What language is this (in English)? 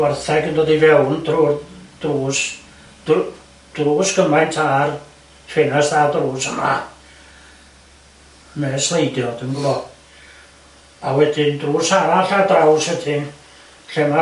Welsh